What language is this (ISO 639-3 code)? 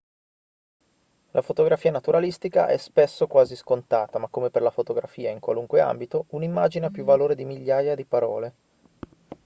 ita